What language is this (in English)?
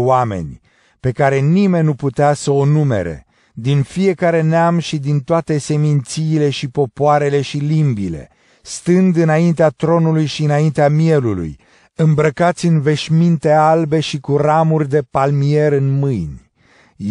Romanian